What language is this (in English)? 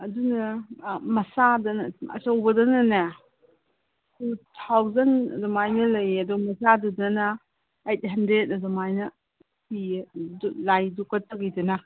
Manipuri